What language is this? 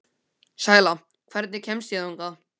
Icelandic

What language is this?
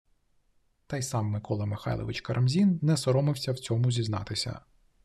Ukrainian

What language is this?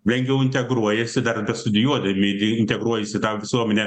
Lithuanian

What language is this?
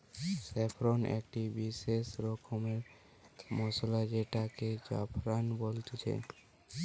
Bangla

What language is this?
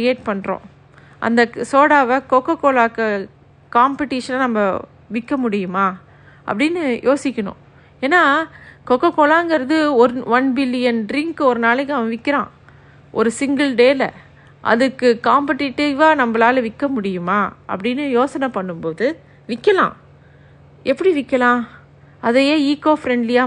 Tamil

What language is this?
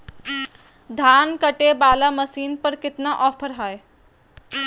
Magahi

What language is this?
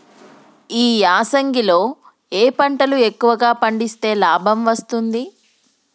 Telugu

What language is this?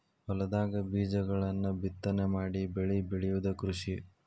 Kannada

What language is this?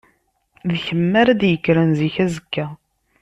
Kabyle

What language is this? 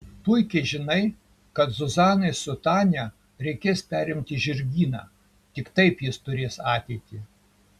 Lithuanian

